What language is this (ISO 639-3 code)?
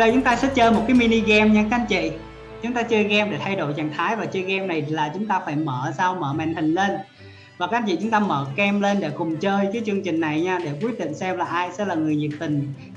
vie